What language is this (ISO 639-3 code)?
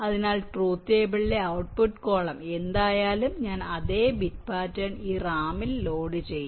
mal